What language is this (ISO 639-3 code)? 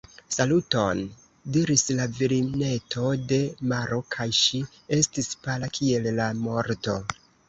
epo